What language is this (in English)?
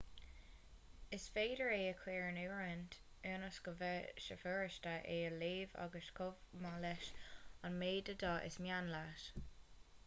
Irish